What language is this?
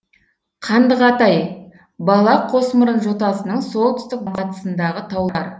Kazakh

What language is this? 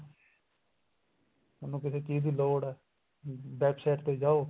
Punjabi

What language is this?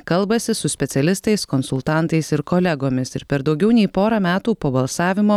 Lithuanian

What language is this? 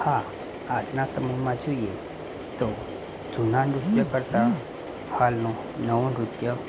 Gujarati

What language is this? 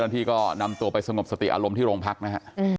Thai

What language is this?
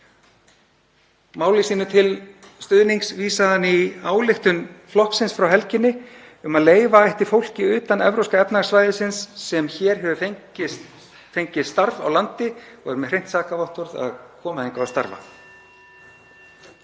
Icelandic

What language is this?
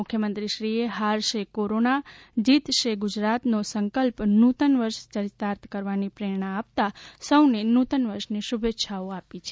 Gujarati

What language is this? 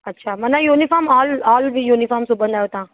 Sindhi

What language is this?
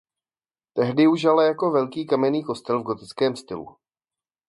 Czech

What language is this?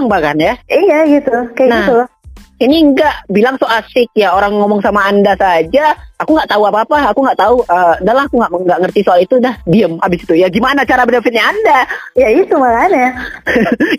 Indonesian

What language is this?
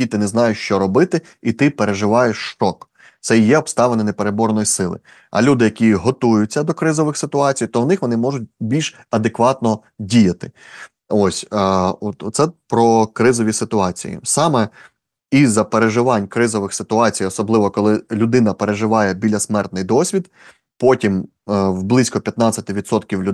Ukrainian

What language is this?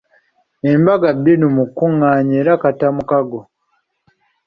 Ganda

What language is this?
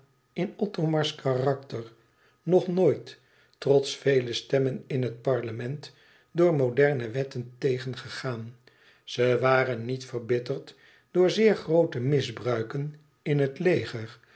Dutch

